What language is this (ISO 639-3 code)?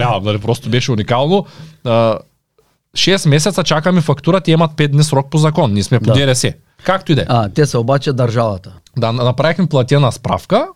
bul